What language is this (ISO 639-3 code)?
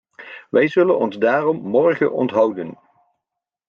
nld